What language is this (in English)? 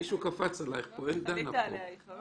Hebrew